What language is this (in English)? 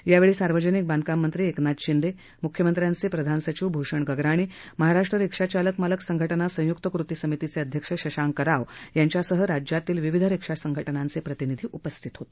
Marathi